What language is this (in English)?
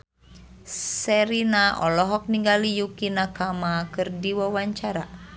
Sundanese